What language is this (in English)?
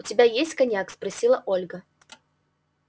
Russian